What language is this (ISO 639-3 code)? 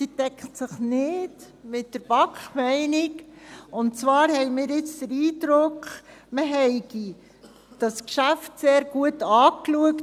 gsw